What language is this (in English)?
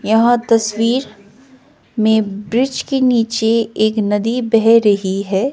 Hindi